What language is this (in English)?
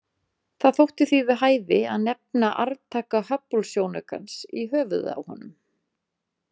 Icelandic